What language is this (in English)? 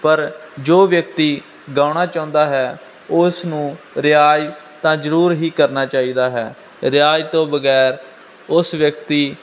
Punjabi